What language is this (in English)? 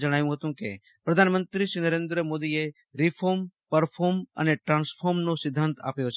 Gujarati